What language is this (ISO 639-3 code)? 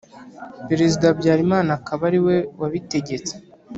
kin